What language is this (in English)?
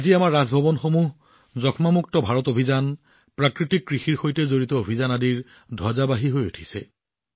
Assamese